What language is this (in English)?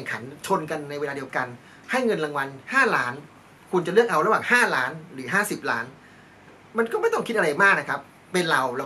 Thai